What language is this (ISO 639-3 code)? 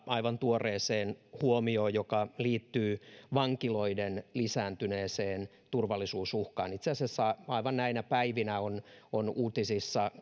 fin